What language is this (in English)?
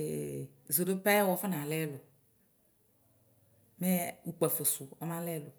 Ikposo